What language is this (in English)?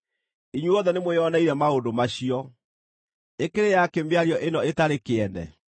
Kikuyu